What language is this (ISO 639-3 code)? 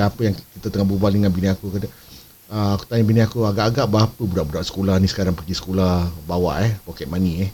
msa